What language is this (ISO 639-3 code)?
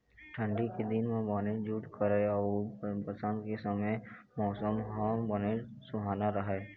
hne